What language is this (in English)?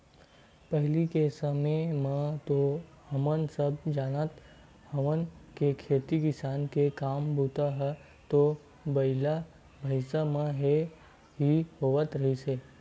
Chhattisgarhi